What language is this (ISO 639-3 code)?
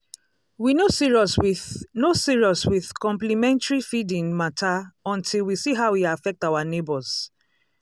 pcm